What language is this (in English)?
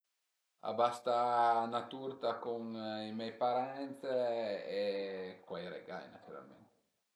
Piedmontese